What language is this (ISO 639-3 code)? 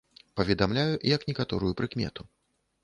bel